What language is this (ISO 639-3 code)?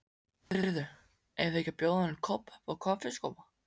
isl